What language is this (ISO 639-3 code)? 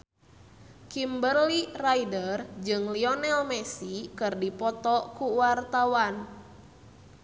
sun